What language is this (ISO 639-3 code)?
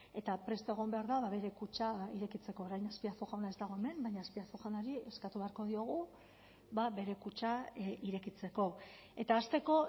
eus